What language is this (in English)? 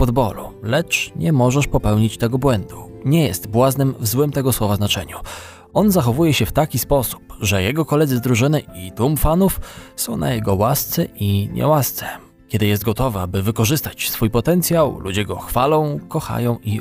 Polish